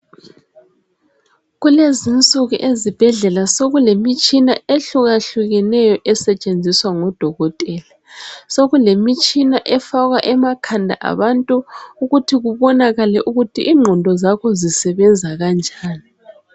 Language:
North Ndebele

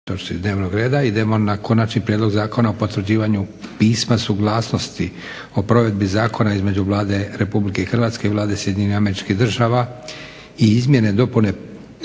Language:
Croatian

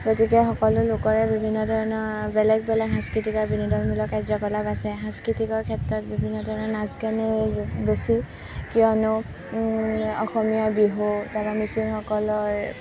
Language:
Assamese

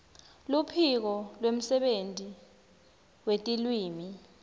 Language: Swati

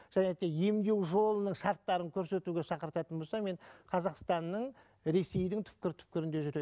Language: Kazakh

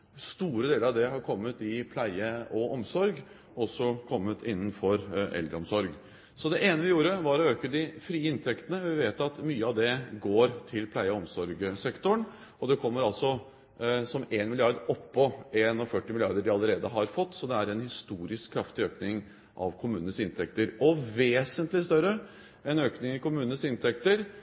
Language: Norwegian Bokmål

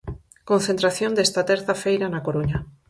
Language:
Galician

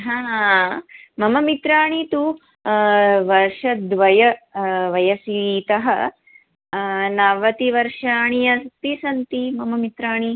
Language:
Sanskrit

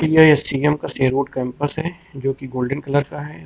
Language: Hindi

